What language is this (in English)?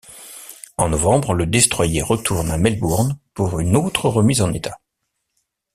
French